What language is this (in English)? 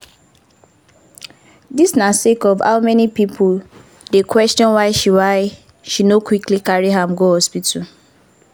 Nigerian Pidgin